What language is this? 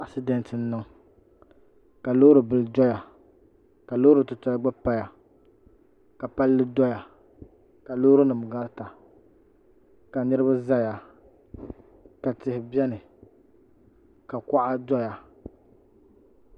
Dagbani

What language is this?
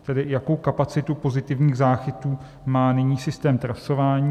Czech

